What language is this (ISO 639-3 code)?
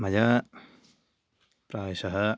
san